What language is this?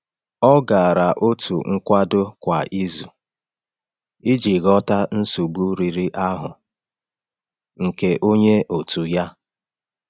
Igbo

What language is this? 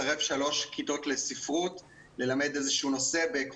Hebrew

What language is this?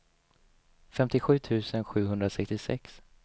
Swedish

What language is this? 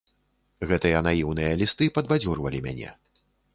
Belarusian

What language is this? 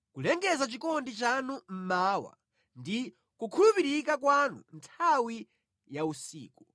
Nyanja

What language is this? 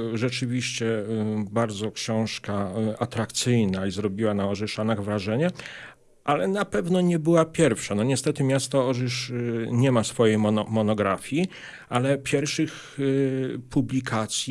Polish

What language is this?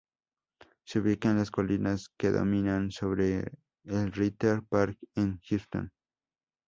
Spanish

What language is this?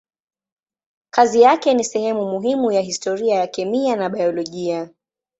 Swahili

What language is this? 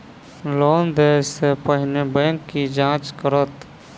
Maithili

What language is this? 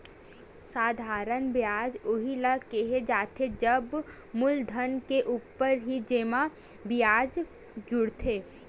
Chhattisgarhi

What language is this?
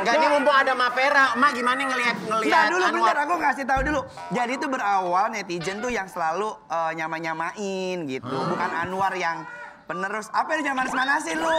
Indonesian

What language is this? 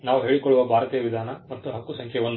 Kannada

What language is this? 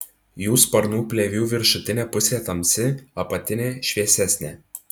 Lithuanian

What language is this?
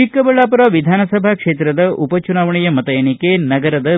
Kannada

